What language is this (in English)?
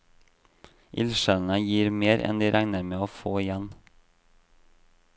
Norwegian